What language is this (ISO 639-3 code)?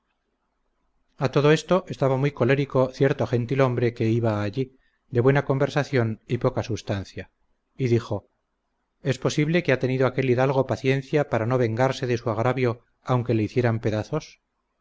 spa